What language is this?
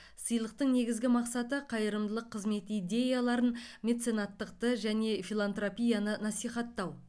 Kazakh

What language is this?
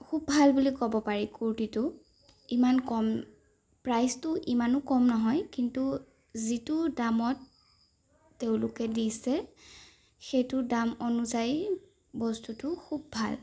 Assamese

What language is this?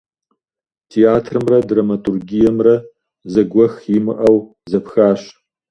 Kabardian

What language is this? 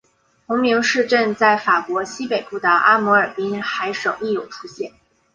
Chinese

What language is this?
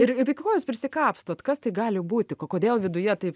Lithuanian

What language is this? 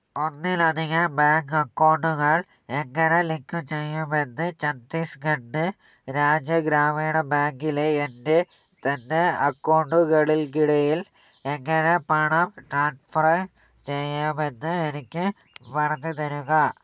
Malayalam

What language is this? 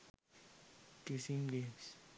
Sinhala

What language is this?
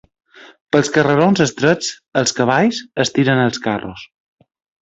Catalan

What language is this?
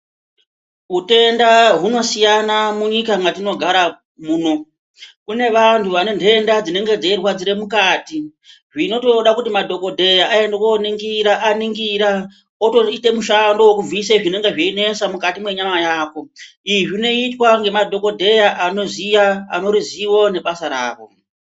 Ndau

